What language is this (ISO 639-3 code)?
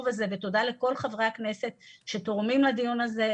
heb